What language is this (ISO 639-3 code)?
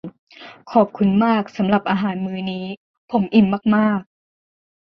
tha